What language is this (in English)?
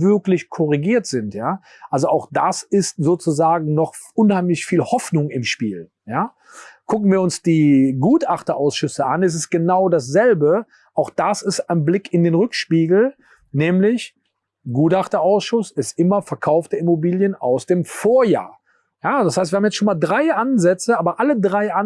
German